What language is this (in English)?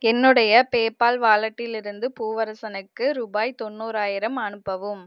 Tamil